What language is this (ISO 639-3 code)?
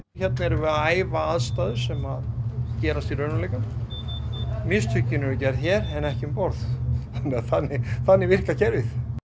isl